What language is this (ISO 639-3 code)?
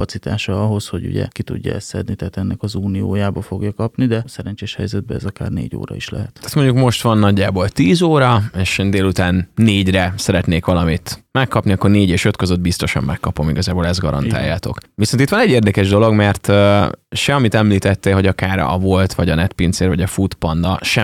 hun